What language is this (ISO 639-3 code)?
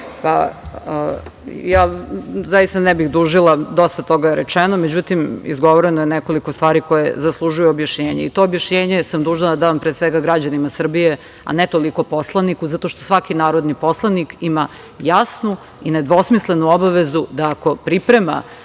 srp